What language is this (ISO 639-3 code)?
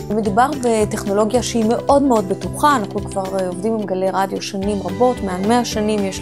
heb